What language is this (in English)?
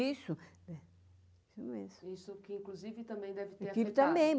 Portuguese